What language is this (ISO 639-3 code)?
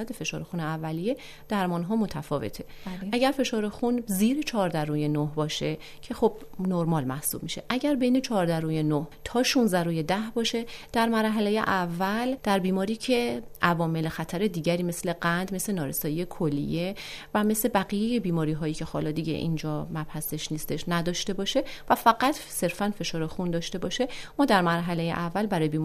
fas